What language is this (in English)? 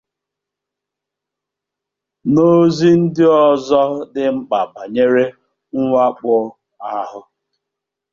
Igbo